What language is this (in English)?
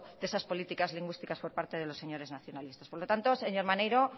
Spanish